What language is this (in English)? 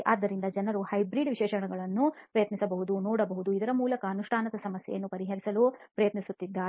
Kannada